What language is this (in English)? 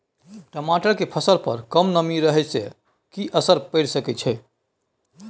Maithili